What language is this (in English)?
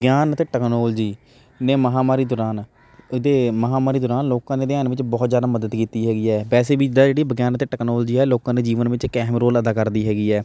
Punjabi